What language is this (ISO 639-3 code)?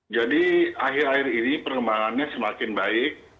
ind